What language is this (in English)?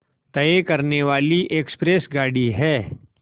Hindi